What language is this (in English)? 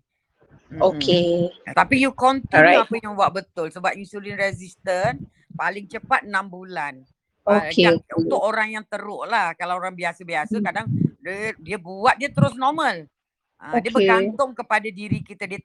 Malay